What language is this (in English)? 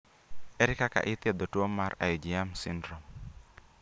Luo (Kenya and Tanzania)